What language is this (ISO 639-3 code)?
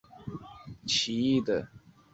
zho